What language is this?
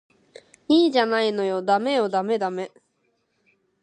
Japanese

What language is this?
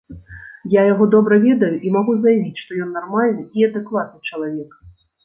Belarusian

